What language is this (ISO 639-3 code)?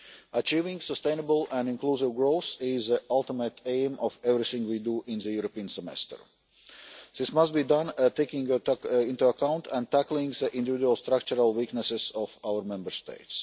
eng